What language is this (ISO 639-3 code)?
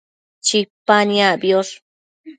mcf